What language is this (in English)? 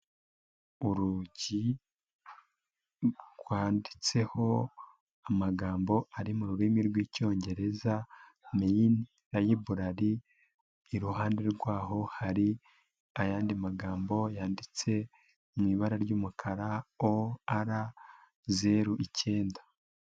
Kinyarwanda